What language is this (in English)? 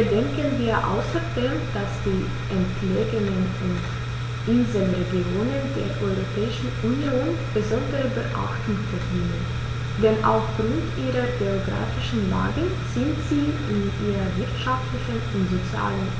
German